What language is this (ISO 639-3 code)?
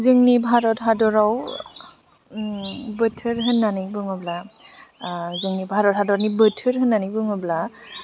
brx